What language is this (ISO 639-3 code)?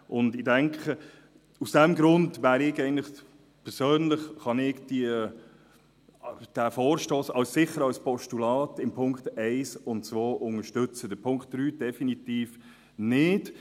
gsw